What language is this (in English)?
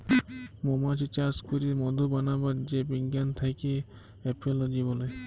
Bangla